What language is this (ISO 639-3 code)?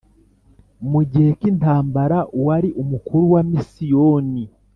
kin